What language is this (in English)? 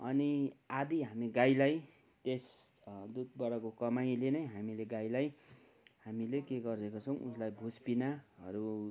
Nepali